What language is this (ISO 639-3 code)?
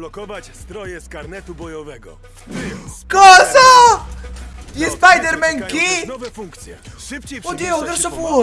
ita